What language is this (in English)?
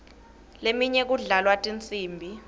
Swati